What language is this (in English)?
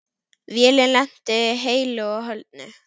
Icelandic